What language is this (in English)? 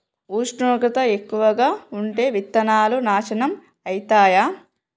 Telugu